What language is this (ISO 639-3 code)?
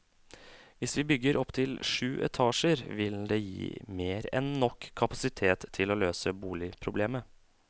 nor